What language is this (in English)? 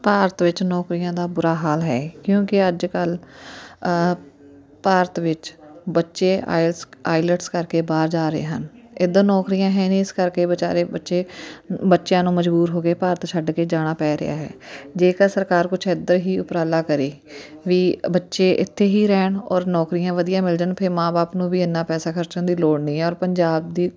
Punjabi